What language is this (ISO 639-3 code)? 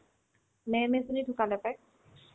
asm